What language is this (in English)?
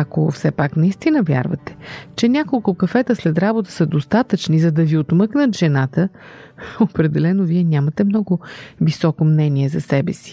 Bulgarian